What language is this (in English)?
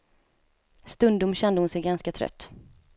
Swedish